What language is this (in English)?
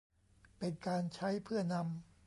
Thai